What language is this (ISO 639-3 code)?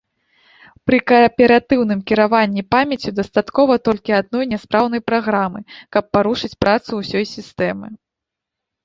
bel